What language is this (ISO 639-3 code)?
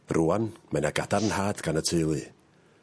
cym